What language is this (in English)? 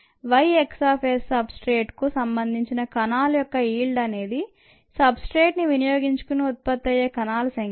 Telugu